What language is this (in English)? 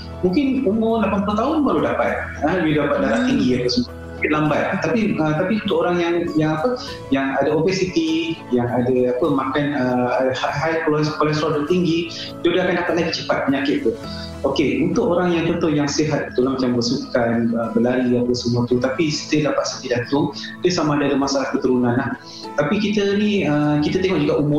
Malay